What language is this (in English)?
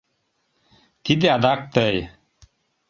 Mari